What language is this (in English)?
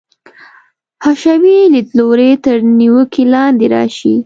Pashto